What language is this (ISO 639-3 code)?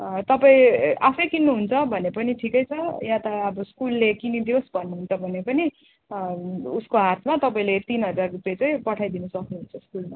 nep